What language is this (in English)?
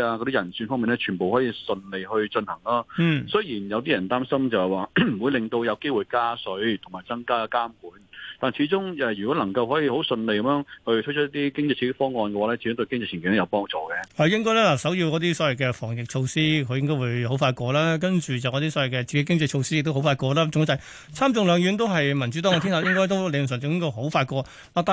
Chinese